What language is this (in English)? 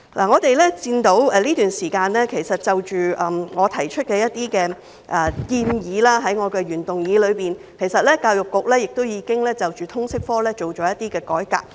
Cantonese